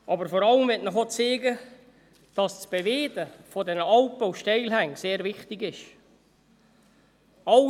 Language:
Swiss German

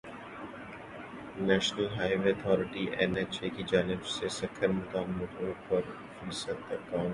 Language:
Urdu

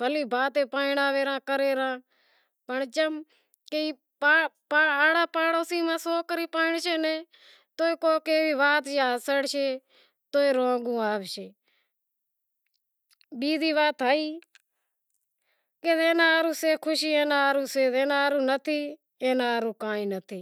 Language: Wadiyara Koli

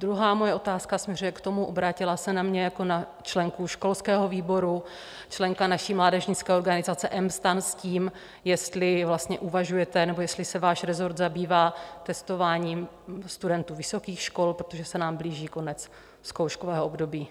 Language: Czech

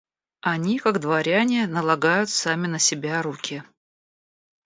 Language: Russian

